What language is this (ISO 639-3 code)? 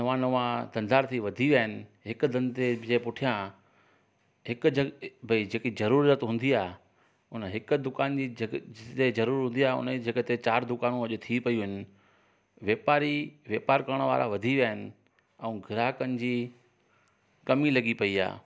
snd